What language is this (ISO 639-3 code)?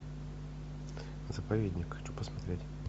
rus